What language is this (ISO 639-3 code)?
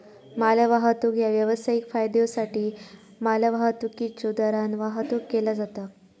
mar